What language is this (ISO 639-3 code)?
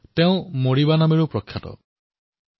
asm